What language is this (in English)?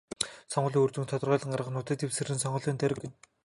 Mongolian